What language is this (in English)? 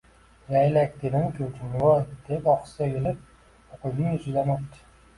Uzbek